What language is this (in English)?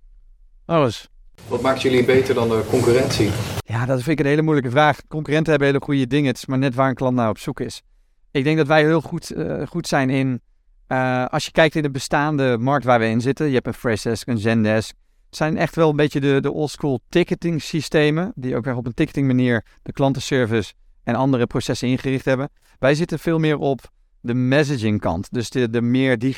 Dutch